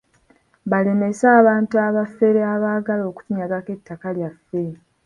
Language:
Ganda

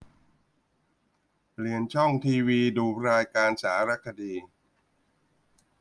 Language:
Thai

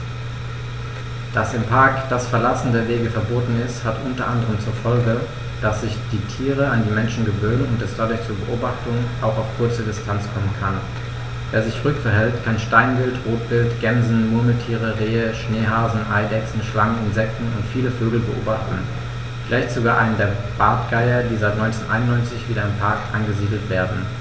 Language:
German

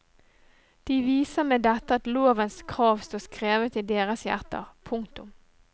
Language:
Norwegian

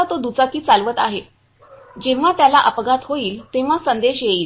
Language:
Marathi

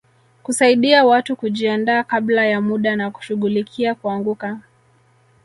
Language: Swahili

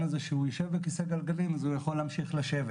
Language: Hebrew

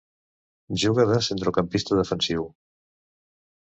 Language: Catalan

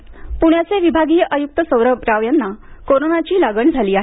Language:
Marathi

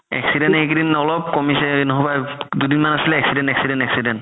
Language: Assamese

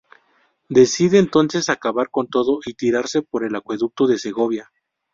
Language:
Spanish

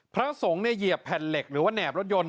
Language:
Thai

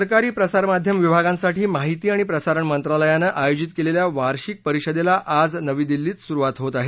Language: Marathi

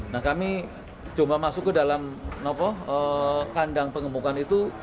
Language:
Indonesian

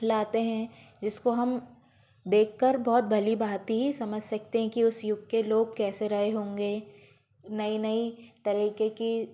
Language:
Hindi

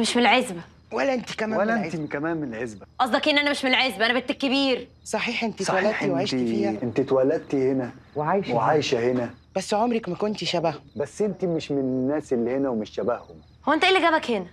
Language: Arabic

